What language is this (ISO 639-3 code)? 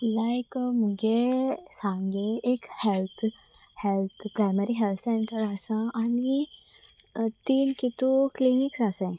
kok